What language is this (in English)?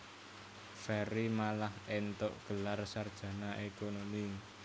Javanese